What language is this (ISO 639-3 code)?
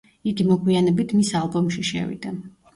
kat